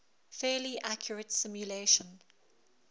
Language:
English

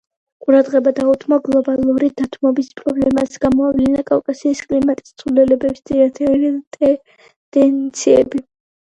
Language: Georgian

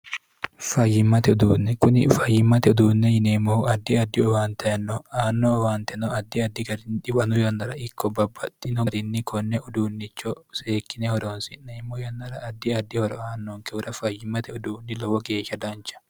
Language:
Sidamo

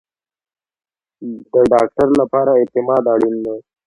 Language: Pashto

